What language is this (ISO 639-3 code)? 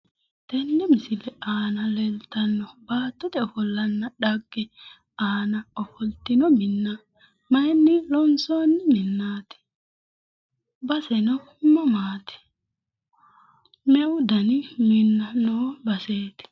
sid